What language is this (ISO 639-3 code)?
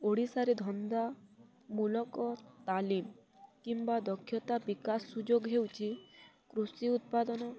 ori